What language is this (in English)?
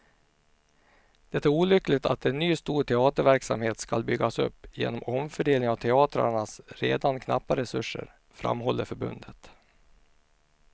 Swedish